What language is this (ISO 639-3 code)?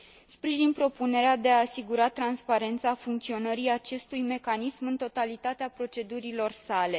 ron